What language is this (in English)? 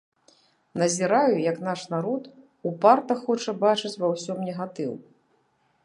Belarusian